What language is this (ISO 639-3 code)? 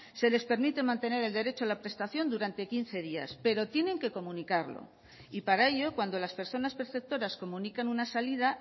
spa